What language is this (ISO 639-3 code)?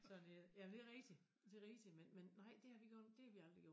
dan